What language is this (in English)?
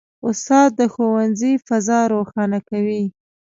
Pashto